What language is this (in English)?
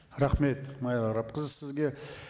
Kazakh